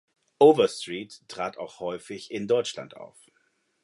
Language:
German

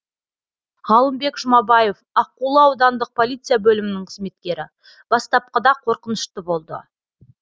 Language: Kazakh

